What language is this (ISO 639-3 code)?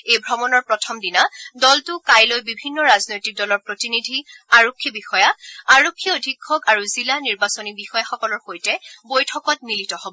asm